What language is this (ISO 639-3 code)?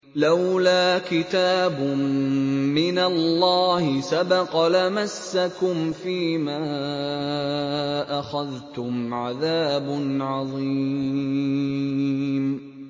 ara